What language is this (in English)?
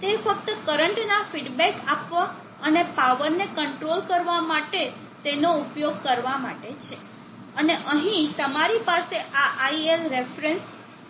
Gujarati